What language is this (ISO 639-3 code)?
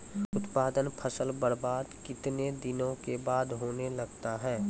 mai